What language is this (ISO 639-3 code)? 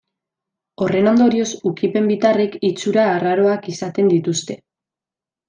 eus